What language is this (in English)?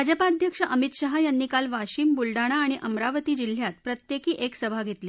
Marathi